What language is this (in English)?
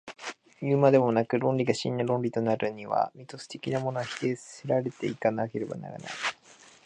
Japanese